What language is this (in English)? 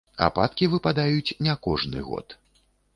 Belarusian